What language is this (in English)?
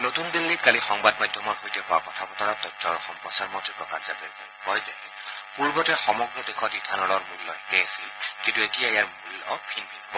Assamese